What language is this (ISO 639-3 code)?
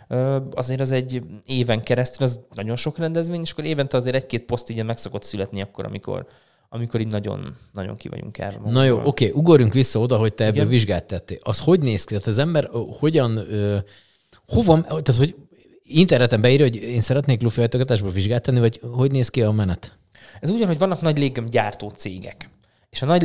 hun